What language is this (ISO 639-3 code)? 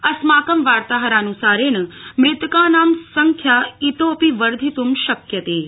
san